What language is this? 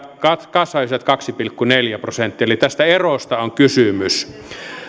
Finnish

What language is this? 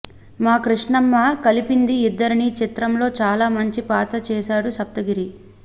Telugu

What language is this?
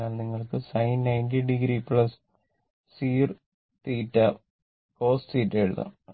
Malayalam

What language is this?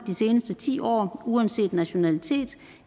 Danish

